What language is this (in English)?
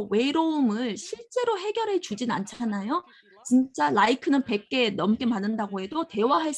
Korean